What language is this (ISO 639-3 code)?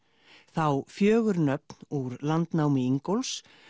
isl